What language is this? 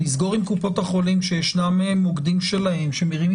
Hebrew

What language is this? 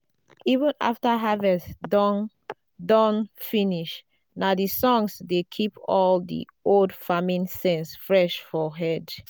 Nigerian Pidgin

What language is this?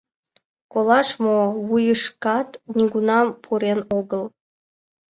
Mari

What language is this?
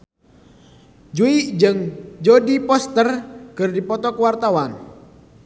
Sundanese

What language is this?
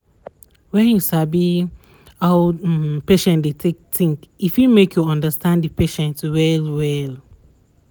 Nigerian Pidgin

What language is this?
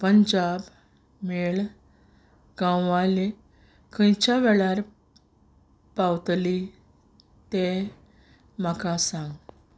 Konkani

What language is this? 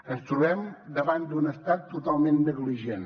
Catalan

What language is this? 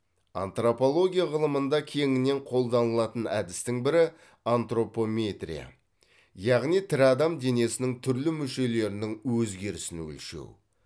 Kazakh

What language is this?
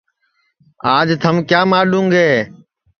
Sansi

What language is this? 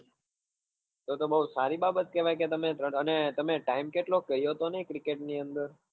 Gujarati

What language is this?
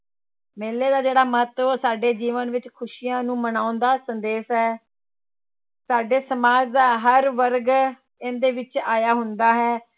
Punjabi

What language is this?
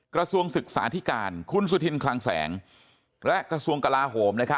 Thai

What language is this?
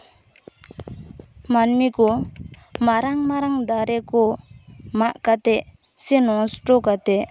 Santali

